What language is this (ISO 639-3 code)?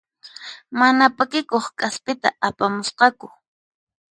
qxp